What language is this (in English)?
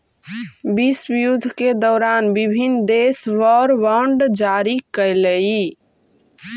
Magahi